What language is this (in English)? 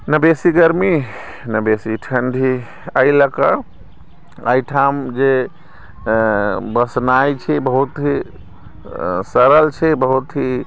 Maithili